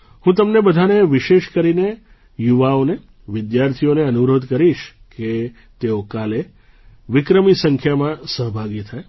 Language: Gujarati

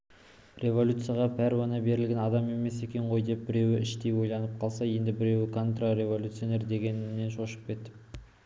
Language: Kazakh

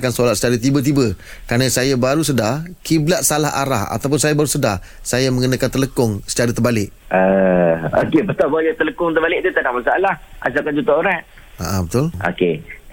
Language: Malay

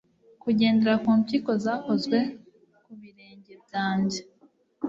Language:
Kinyarwanda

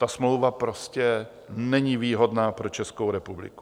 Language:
Czech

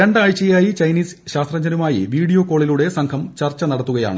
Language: Malayalam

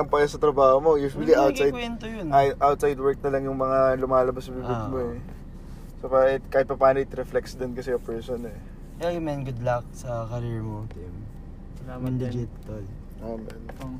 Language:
Filipino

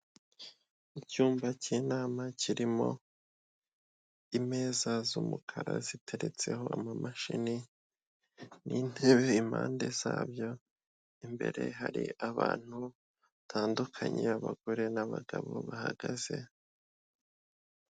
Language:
Kinyarwanda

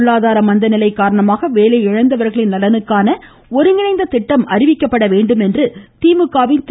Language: Tamil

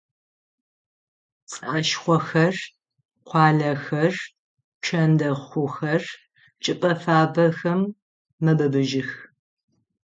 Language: Adyghe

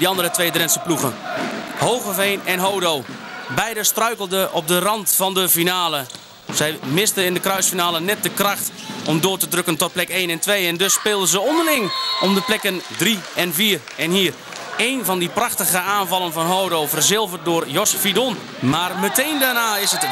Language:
Dutch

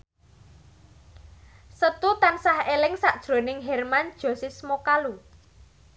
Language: Javanese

